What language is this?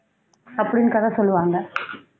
Tamil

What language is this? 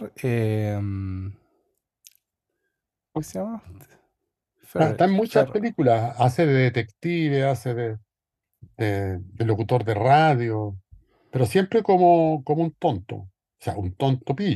Spanish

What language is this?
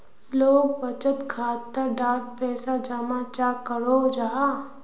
Magahi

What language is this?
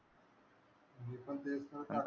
Marathi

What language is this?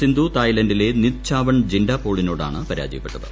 Malayalam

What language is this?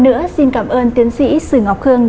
Vietnamese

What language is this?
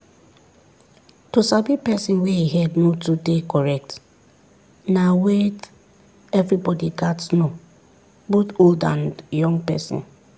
Nigerian Pidgin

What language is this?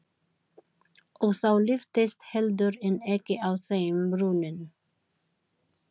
Icelandic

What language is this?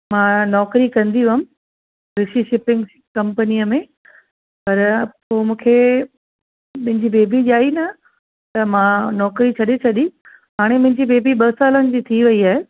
Sindhi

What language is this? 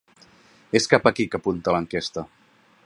Catalan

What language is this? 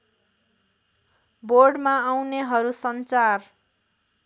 Nepali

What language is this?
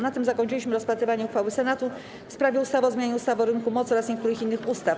Polish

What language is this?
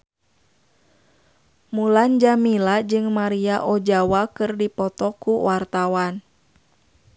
Sundanese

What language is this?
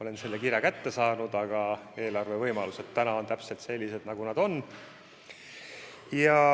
Estonian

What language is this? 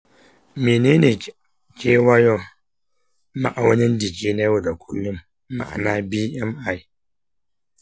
Hausa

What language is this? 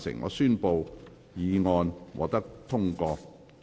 Cantonese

